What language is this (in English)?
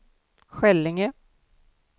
Swedish